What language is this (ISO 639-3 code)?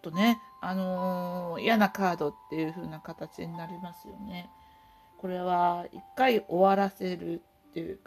jpn